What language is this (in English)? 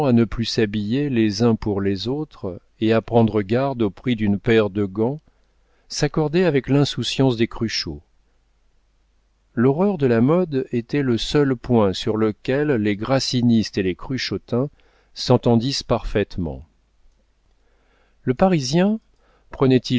French